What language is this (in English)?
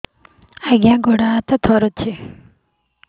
Odia